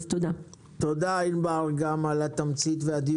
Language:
Hebrew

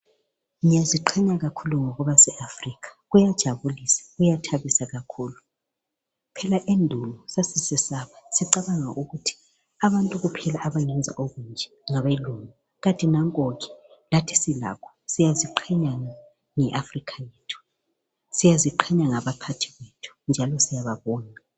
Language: North Ndebele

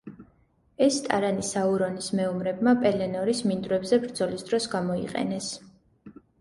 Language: Georgian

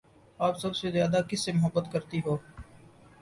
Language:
Urdu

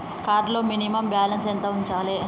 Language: Telugu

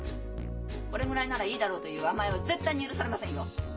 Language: Japanese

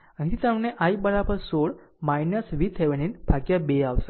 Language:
Gujarati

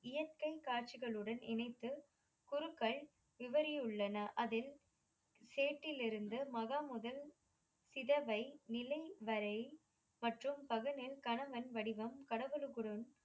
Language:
Tamil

